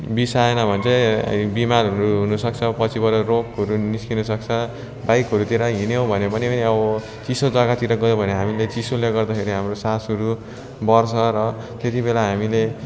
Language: Nepali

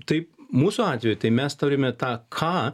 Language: Lithuanian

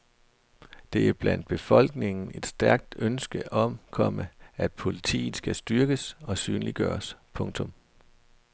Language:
Danish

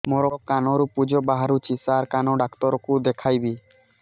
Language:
Odia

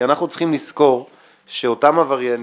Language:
Hebrew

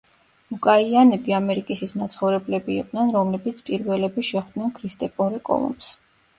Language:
Georgian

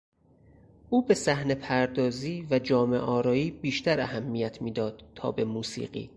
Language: Persian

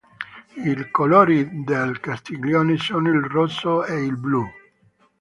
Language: Italian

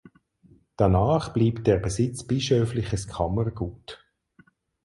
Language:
German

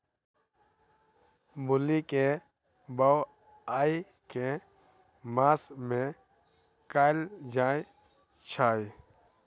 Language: Maithili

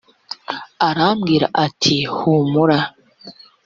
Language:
Kinyarwanda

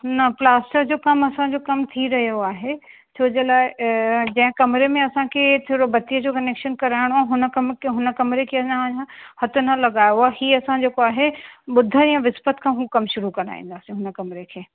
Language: Sindhi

